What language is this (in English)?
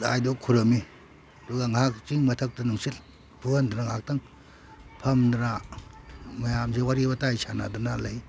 Manipuri